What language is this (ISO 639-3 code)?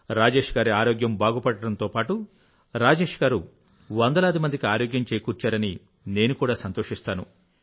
tel